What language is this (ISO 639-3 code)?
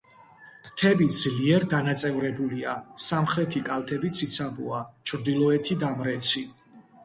kat